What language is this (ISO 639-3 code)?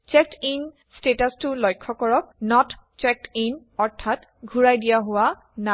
asm